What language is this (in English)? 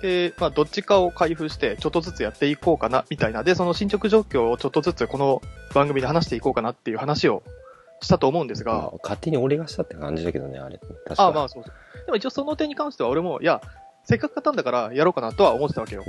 Japanese